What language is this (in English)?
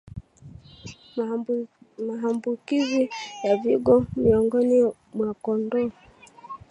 Swahili